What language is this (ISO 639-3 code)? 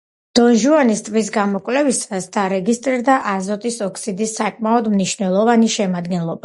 kat